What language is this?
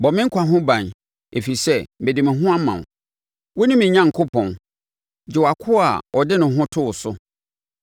Akan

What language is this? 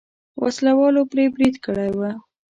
Pashto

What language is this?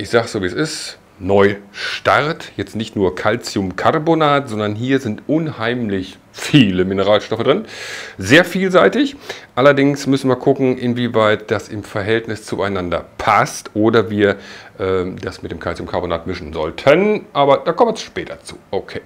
German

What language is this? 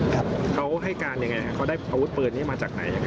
Thai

